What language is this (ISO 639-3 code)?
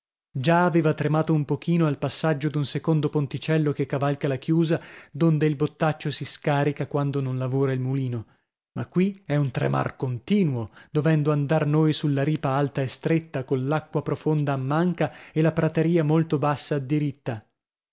ita